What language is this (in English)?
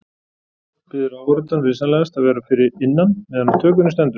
Icelandic